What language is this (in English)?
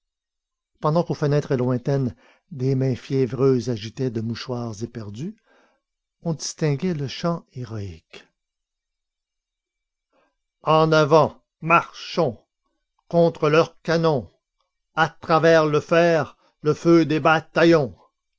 French